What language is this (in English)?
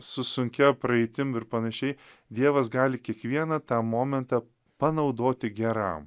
Lithuanian